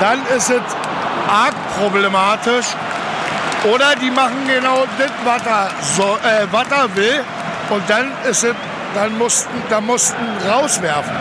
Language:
German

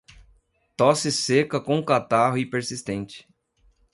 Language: Portuguese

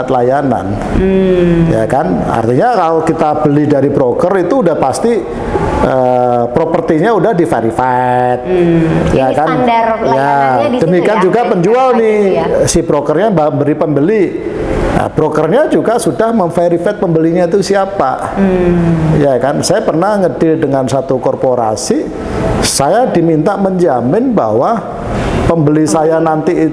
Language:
Indonesian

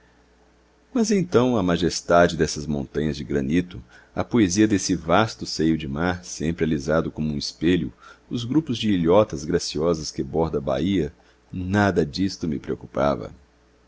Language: Portuguese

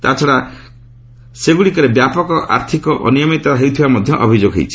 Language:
Odia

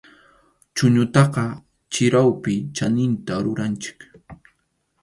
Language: Arequipa-La Unión Quechua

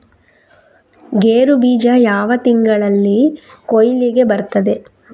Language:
Kannada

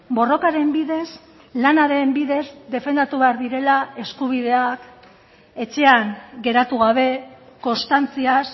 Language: Basque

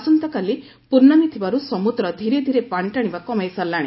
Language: Odia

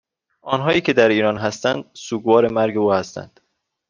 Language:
Persian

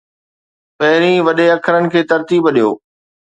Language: Sindhi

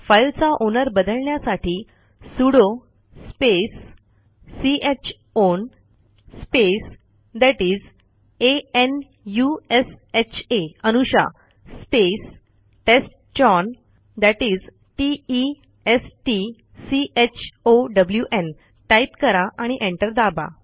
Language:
Marathi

